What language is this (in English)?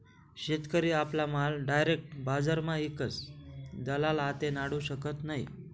Marathi